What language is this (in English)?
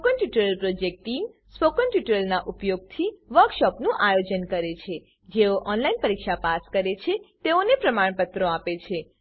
Gujarati